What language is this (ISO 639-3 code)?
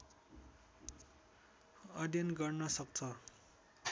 nep